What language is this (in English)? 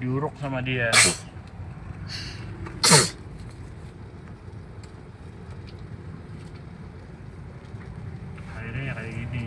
Indonesian